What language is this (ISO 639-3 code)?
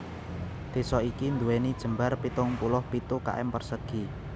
jav